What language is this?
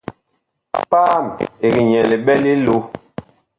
Bakoko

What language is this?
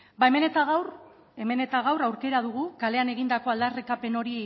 Basque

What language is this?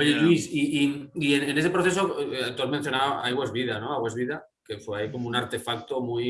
Spanish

